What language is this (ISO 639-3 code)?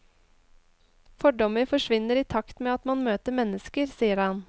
nor